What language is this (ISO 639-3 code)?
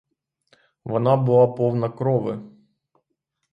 ukr